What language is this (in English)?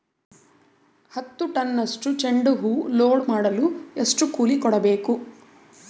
Kannada